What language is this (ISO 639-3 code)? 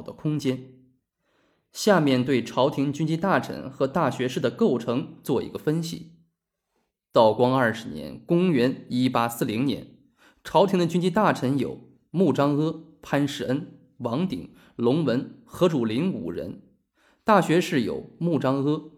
zho